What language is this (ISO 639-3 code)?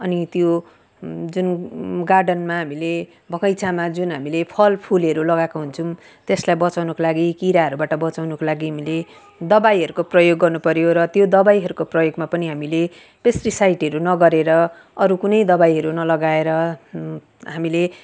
nep